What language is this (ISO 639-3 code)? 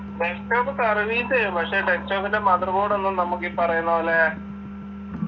mal